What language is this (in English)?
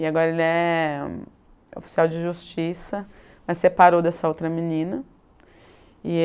Portuguese